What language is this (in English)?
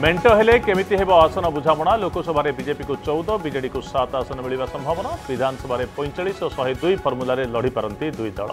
Hindi